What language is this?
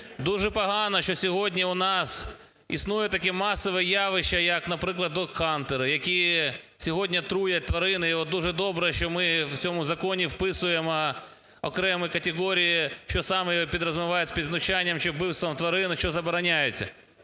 Ukrainian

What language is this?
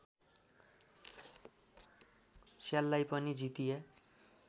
Nepali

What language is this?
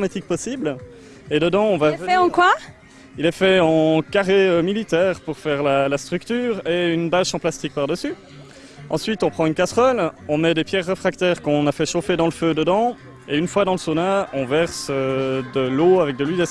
French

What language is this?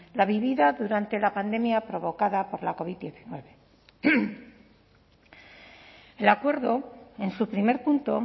Spanish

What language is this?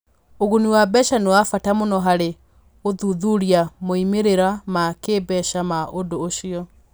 Kikuyu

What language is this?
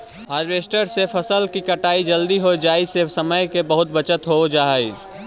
Magahi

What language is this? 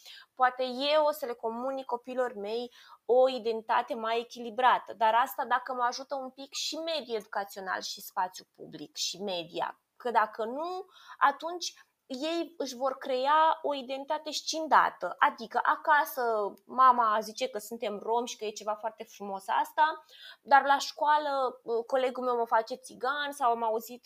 Romanian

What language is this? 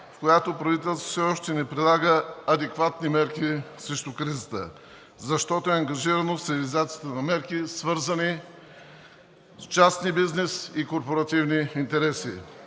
Bulgarian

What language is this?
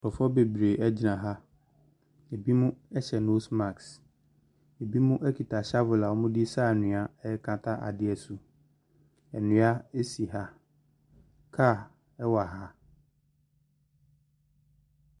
Akan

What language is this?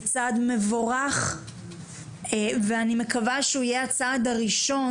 Hebrew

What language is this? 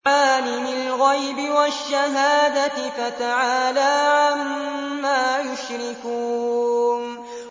Arabic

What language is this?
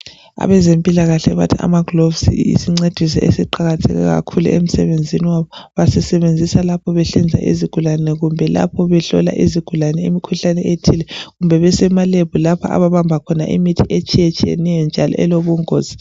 North Ndebele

